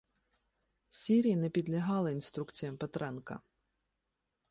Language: Ukrainian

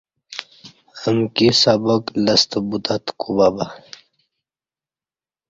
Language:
Kati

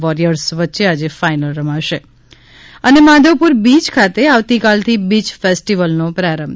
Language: Gujarati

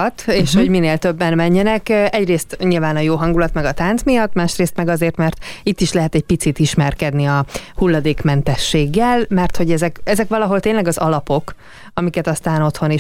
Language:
Hungarian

